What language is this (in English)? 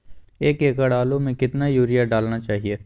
Magahi